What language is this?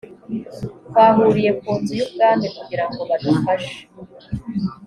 Kinyarwanda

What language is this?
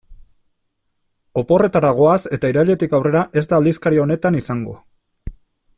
Basque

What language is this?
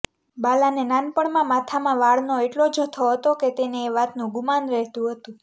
Gujarati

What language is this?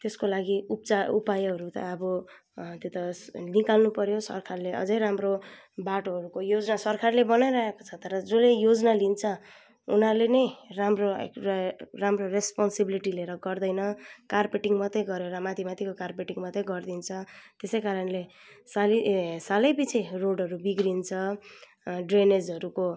Nepali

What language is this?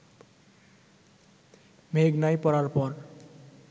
Bangla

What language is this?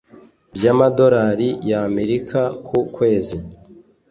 Kinyarwanda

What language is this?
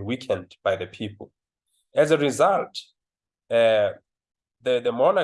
English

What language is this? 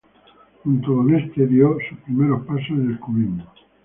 Spanish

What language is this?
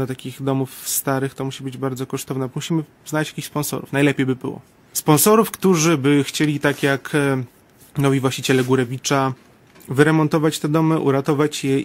Polish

